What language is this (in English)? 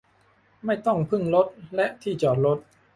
Thai